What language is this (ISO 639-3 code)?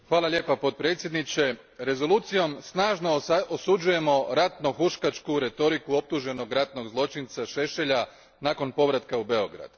hrv